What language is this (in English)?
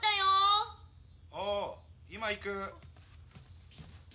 Japanese